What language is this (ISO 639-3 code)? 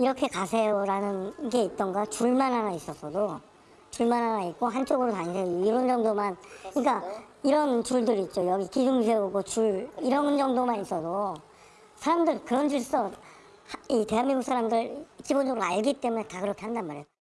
kor